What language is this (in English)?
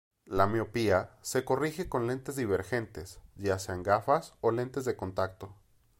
Spanish